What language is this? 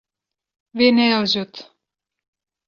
Kurdish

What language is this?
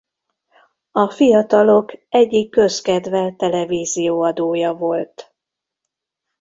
Hungarian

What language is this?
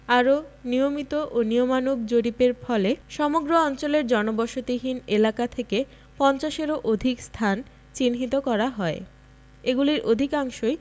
Bangla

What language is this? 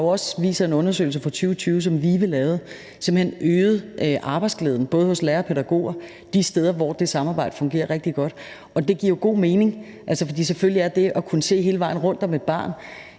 Danish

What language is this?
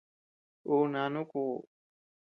Tepeuxila Cuicatec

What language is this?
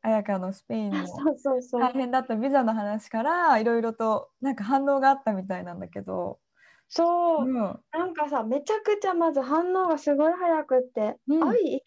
Japanese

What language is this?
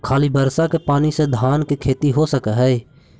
Magahi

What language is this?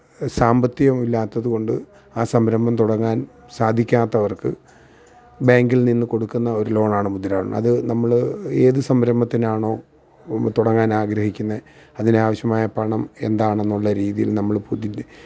Malayalam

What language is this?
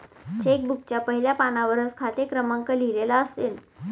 Marathi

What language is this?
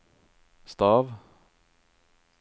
Norwegian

